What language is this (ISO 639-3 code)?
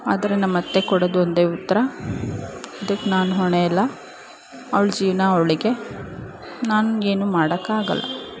kan